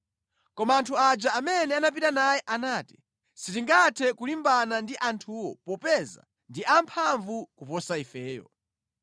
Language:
Nyanja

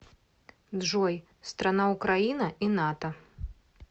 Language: Russian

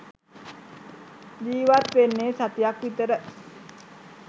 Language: Sinhala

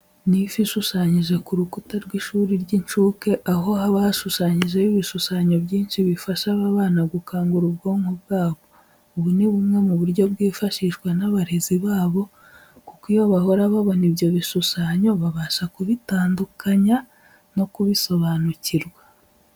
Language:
Kinyarwanda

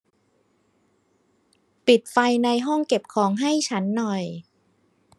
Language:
Thai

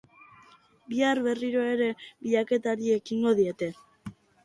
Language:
Basque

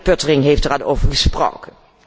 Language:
Dutch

